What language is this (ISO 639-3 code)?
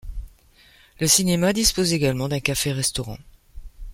fra